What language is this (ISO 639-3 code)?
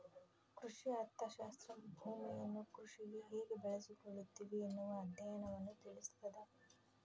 kan